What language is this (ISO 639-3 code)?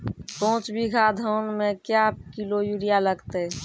mai